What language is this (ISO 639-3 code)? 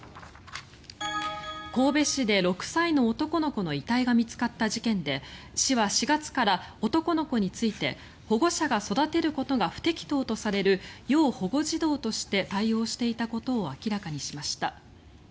jpn